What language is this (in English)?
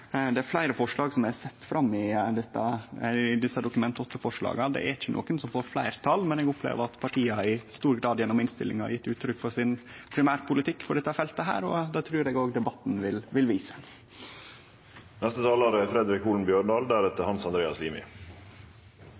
Norwegian Nynorsk